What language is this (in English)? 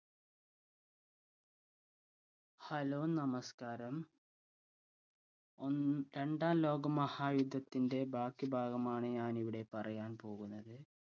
Malayalam